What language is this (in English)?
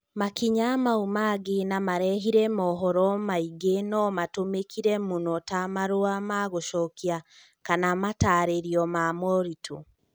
Kikuyu